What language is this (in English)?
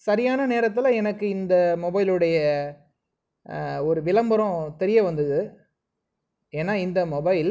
Tamil